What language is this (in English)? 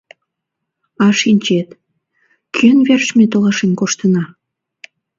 Mari